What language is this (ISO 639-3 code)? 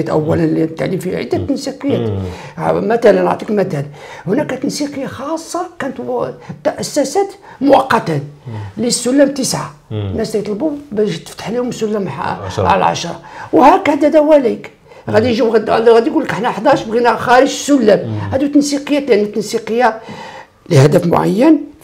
ara